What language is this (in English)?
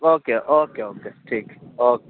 Urdu